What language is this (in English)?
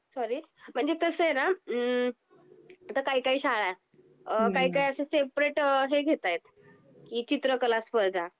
Marathi